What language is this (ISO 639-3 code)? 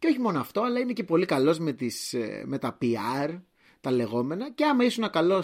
ell